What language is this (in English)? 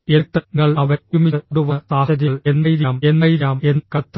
Malayalam